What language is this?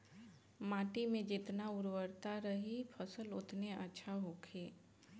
Bhojpuri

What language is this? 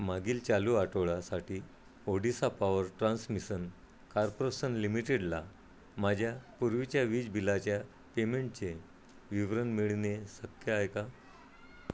Marathi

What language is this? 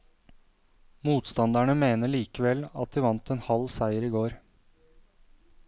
Norwegian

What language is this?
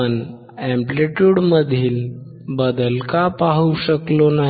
Marathi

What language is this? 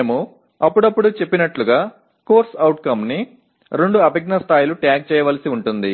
Telugu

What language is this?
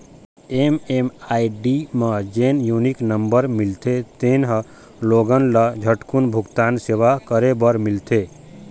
Chhattisgarhi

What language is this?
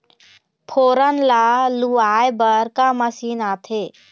Chhattisgarhi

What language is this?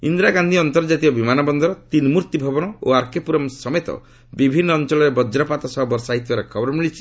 Odia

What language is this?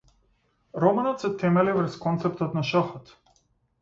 Macedonian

